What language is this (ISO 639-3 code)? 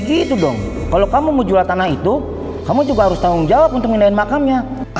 ind